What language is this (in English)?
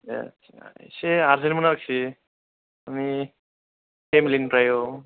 Bodo